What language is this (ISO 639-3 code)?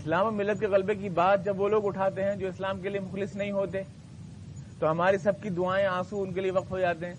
urd